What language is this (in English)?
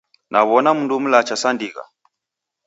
Taita